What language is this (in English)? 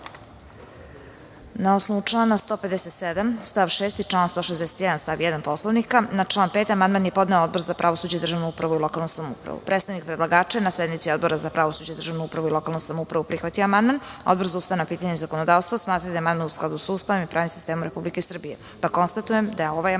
Serbian